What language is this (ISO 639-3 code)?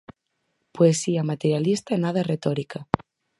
glg